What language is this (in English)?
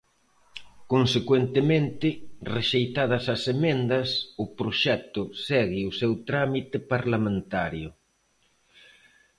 Galician